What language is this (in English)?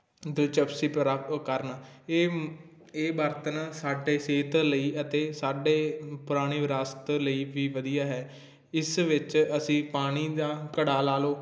Punjabi